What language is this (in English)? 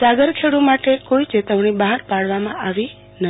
Gujarati